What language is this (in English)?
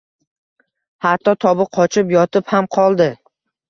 Uzbek